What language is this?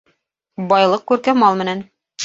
Bashkir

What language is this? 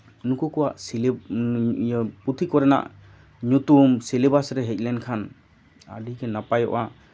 Santali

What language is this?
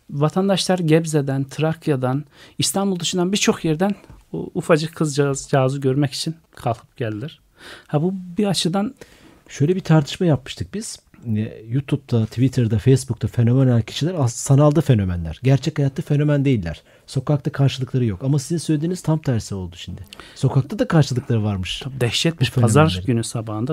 Turkish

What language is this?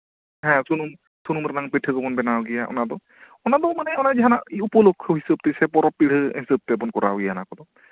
Santali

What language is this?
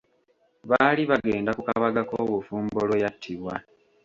Ganda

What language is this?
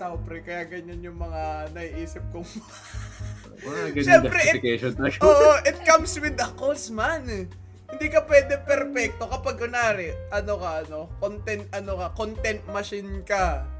Filipino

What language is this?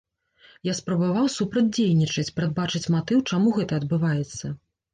Belarusian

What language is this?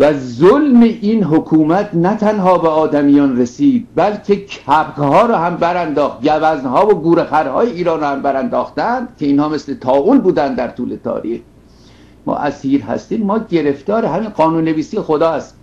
Persian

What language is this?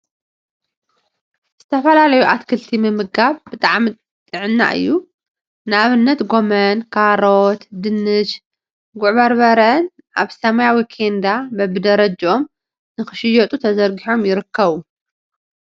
Tigrinya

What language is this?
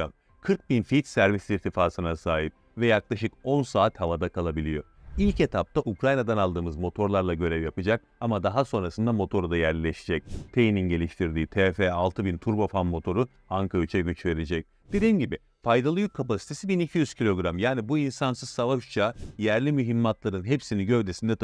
Turkish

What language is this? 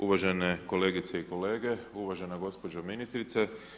Croatian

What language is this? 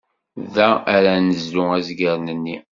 Kabyle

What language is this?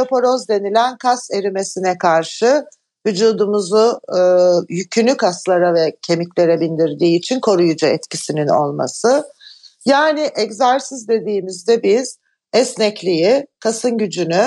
Turkish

